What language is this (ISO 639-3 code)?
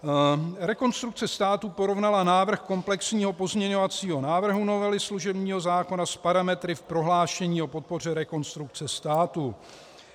ces